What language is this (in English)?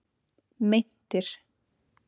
Icelandic